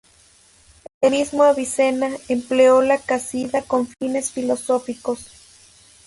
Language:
Spanish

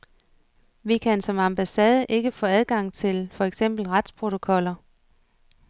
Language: Danish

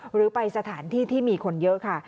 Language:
Thai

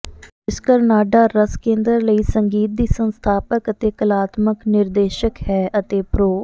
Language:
Punjabi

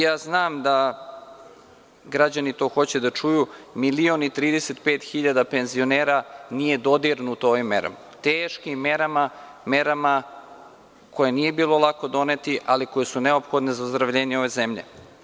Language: Serbian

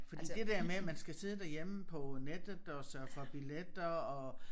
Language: Danish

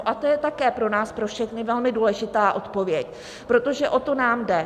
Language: Czech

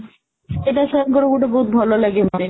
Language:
Odia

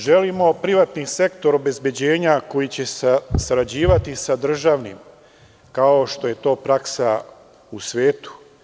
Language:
Serbian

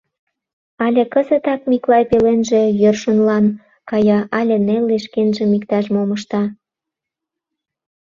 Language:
Mari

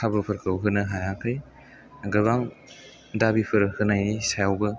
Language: Bodo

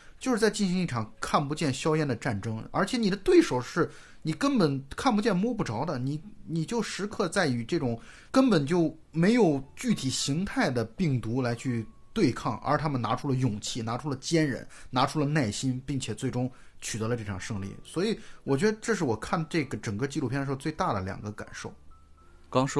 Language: Chinese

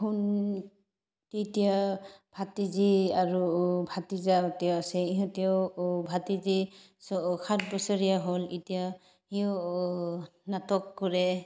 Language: Assamese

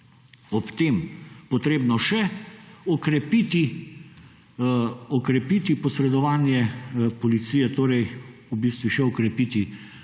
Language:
Slovenian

